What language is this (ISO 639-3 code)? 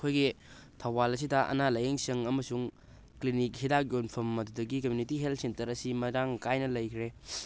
mni